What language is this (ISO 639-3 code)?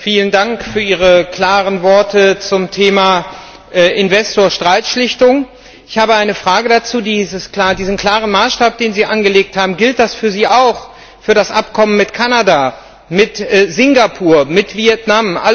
deu